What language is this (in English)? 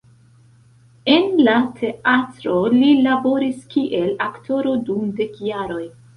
Esperanto